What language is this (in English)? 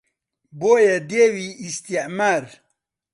Central Kurdish